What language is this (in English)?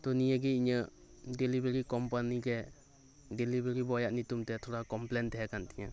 Santali